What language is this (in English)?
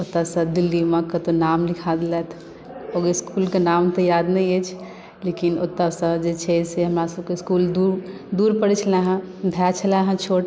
Maithili